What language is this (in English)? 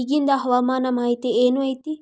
Kannada